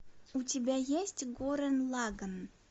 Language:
Russian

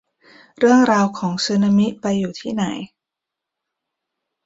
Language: Thai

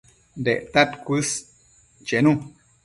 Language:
Matsés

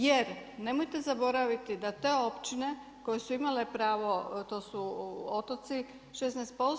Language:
Croatian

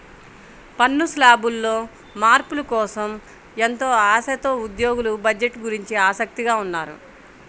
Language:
Telugu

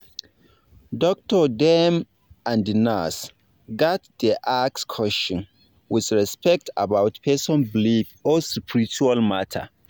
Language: Nigerian Pidgin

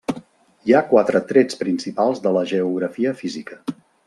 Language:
Catalan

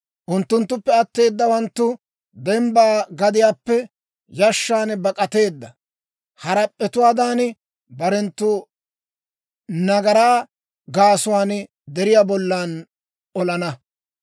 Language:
Dawro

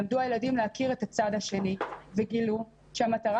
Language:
Hebrew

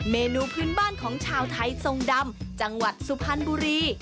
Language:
Thai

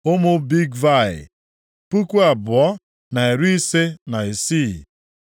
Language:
Igbo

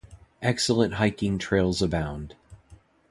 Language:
English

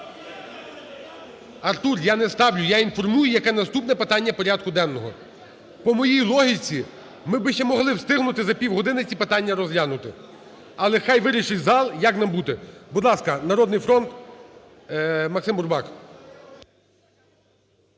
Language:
Ukrainian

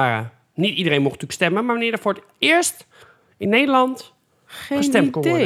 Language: Dutch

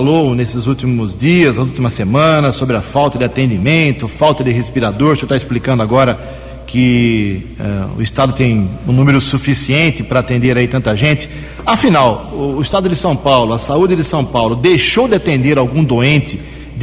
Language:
Portuguese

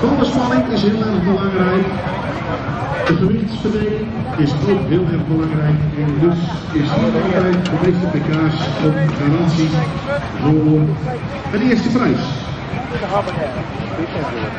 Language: Dutch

